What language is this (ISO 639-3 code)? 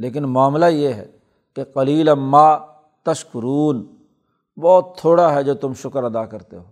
urd